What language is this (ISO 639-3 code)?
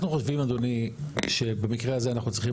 heb